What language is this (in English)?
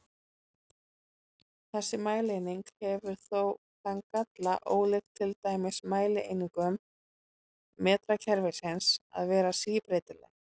Icelandic